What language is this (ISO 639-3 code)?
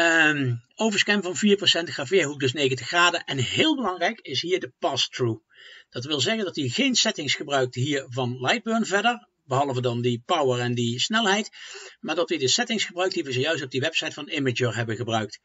nld